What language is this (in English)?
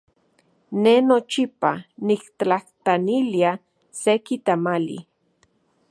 Central Puebla Nahuatl